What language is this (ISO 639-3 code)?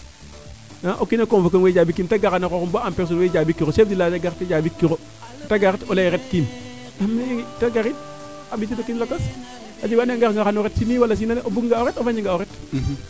srr